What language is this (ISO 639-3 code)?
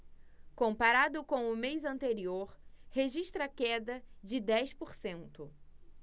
por